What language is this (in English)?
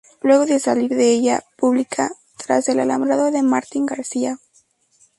Spanish